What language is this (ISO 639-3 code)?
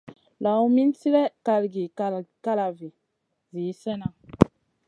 mcn